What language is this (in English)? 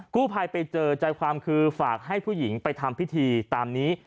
Thai